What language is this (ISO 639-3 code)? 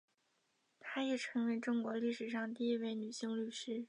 zho